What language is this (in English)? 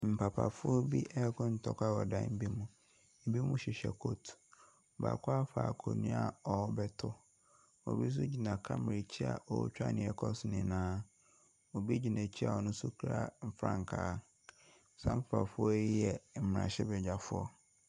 Akan